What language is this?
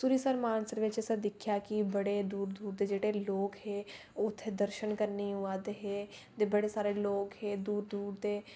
Dogri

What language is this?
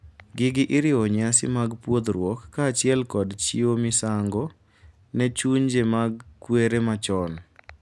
Luo (Kenya and Tanzania)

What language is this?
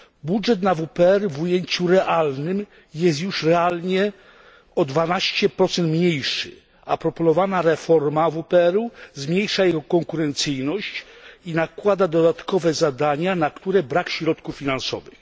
Polish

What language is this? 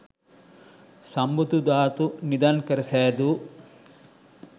Sinhala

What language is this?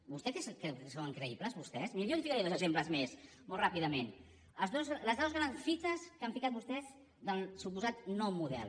Catalan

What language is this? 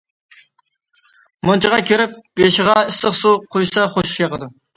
Uyghur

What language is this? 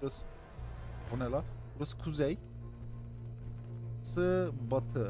Turkish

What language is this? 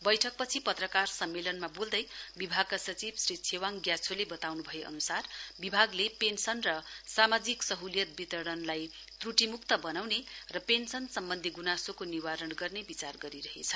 Nepali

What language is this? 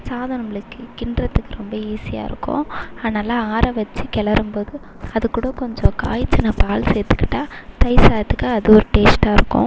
Tamil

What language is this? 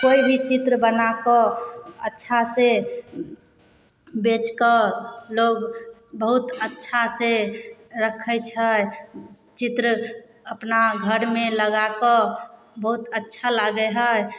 Maithili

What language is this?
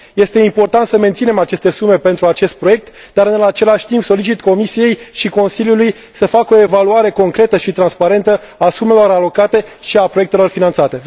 Romanian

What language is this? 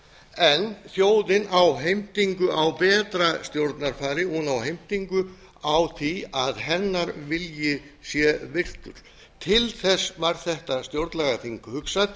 Icelandic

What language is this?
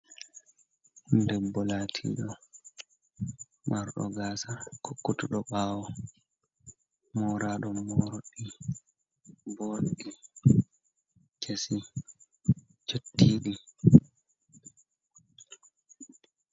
Fula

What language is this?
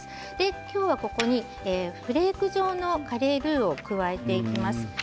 Japanese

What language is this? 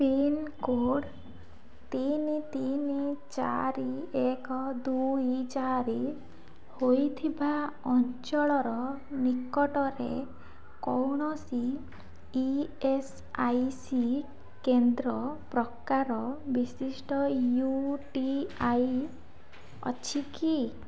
Odia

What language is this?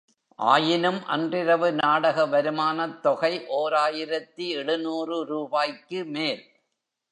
Tamil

